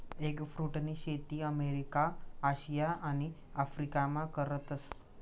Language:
Marathi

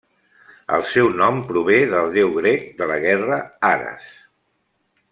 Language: Catalan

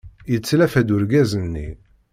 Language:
Kabyle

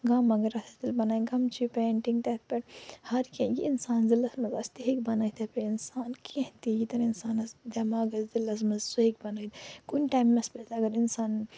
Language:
Kashmiri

